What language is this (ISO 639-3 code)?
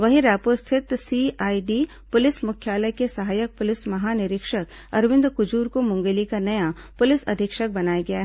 hin